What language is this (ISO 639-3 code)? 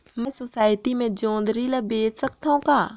hne